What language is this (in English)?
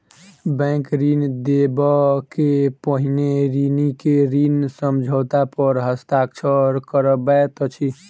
Maithili